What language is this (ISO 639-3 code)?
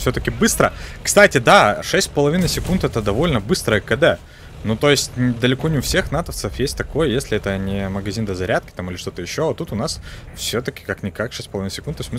rus